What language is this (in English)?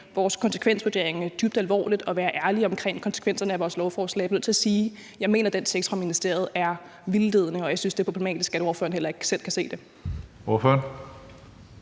Danish